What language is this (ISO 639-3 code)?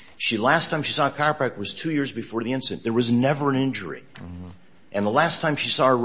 eng